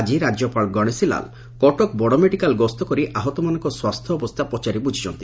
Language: Odia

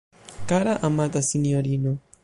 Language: Esperanto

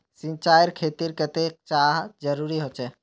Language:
Magahi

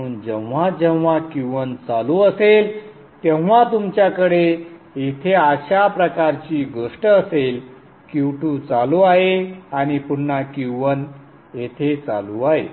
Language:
Marathi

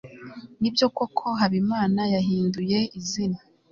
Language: Kinyarwanda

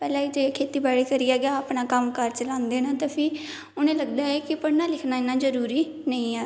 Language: Dogri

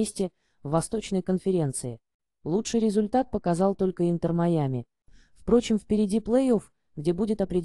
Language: Russian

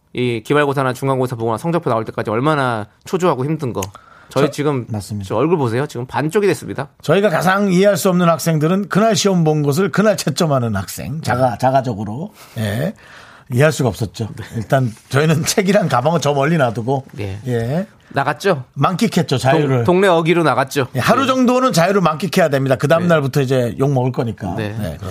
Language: Korean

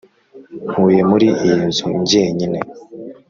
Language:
Kinyarwanda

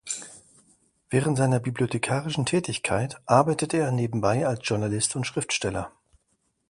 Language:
German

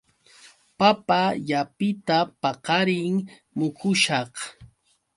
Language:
Yauyos Quechua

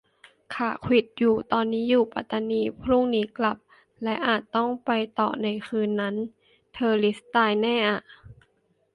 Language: Thai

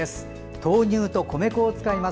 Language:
Japanese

